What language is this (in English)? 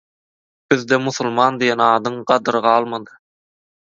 Turkmen